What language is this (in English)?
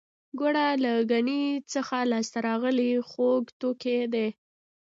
Pashto